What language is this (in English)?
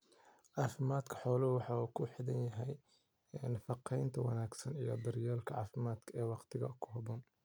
Somali